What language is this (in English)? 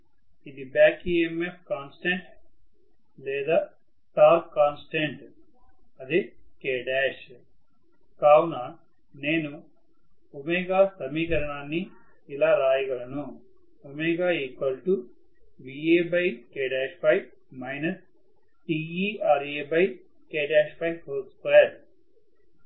Telugu